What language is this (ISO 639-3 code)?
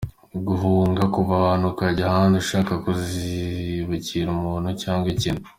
kin